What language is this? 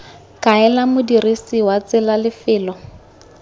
Tswana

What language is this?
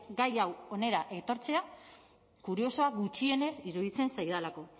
Basque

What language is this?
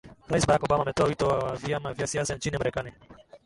Swahili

